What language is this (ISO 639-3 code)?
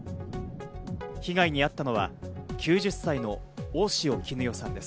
jpn